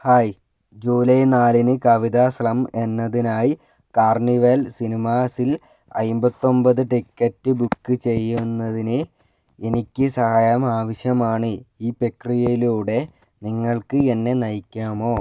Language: Malayalam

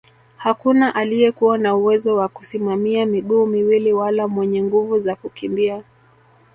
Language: Swahili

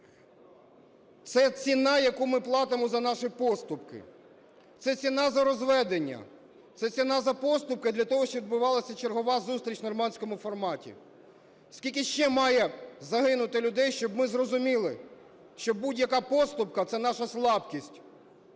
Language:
Ukrainian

